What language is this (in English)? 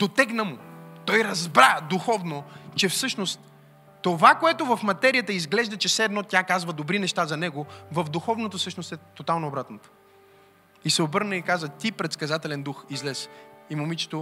Bulgarian